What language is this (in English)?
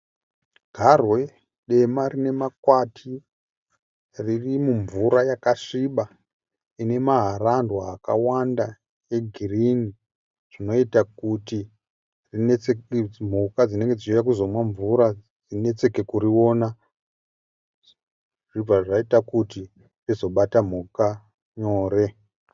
Shona